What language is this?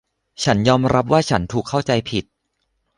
Thai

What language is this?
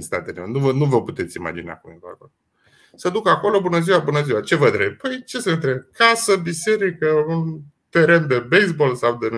Romanian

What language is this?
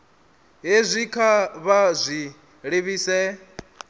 Venda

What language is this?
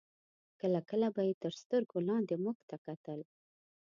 Pashto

